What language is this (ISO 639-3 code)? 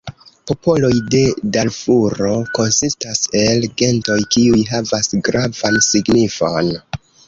epo